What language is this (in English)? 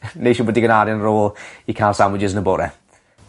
Welsh